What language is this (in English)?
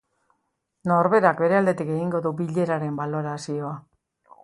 Basque